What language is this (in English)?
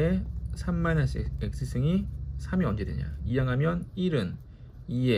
Korean